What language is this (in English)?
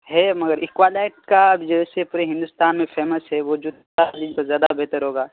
Urdu